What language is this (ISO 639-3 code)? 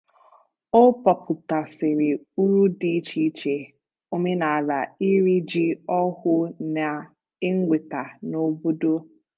ibo